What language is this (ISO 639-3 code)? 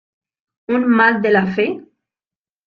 spa